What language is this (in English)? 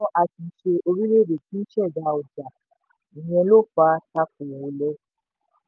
Yoruba